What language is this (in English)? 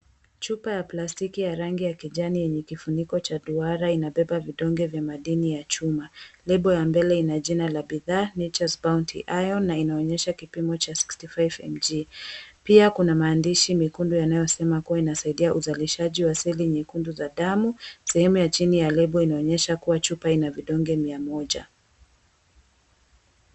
Swahili